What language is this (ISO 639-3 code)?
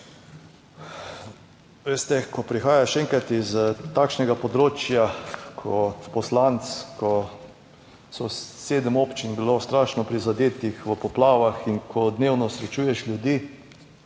slv